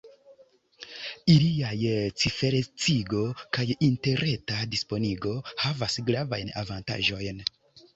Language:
Esperanto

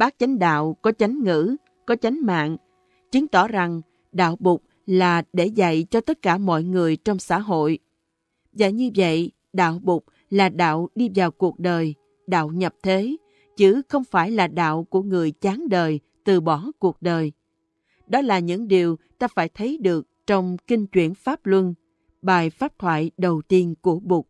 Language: Vietnamese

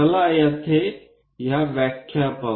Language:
Marathi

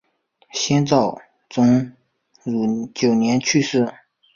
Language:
Chinese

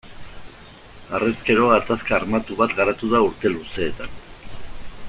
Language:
Basque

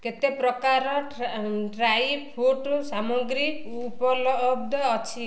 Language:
Odia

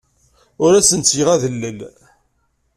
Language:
Kabyle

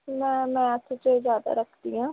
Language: Punjabi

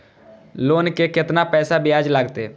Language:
Maithili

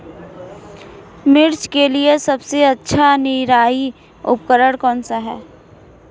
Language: Hindi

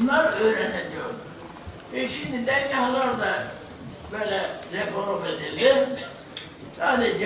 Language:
Turkish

